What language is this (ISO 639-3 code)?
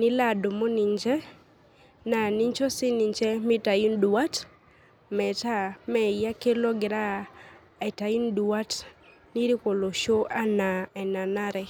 mas